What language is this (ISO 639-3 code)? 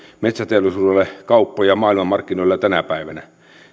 fin